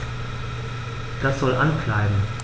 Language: German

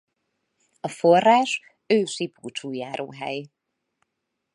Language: Hungarian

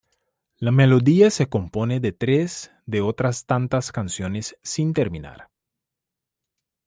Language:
Spanish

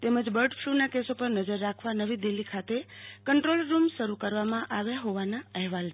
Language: Gujarati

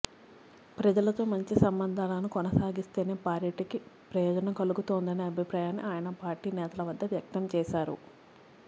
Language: Telugu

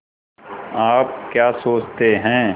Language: Hindi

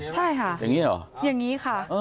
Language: Thai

